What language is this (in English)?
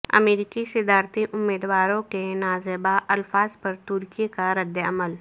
Urdu